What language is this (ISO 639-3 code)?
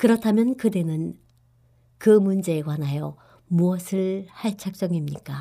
kor